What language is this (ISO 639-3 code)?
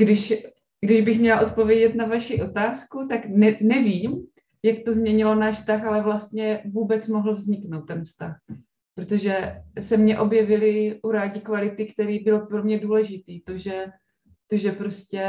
ces